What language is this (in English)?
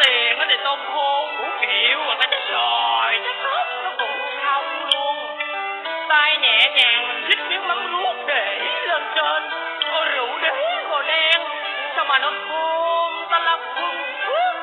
Vietnamese